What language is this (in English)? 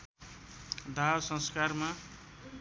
Nepali